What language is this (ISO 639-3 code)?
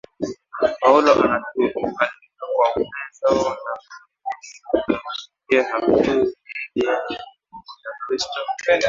swa